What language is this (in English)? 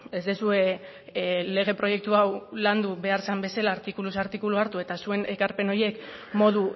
Basque